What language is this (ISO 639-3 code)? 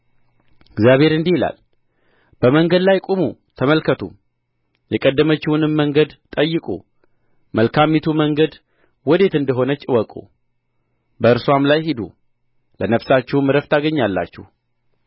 amh